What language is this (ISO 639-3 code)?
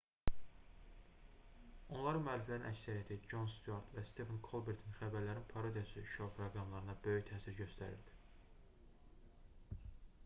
aze